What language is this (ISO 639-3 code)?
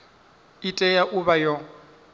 ven